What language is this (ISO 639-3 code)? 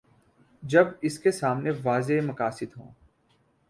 urd